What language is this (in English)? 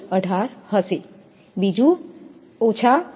Gujarati